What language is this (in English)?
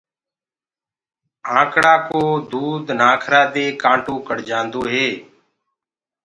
Gurgula